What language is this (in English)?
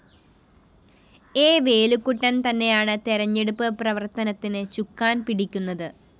Malayalam